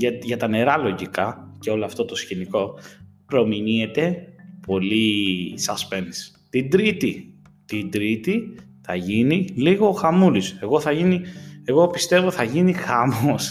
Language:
Greek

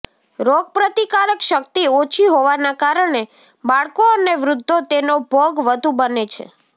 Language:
Gujarati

